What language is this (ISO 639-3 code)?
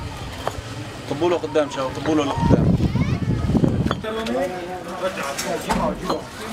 ara